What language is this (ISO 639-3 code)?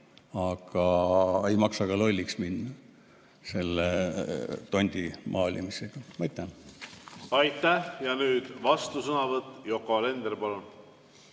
est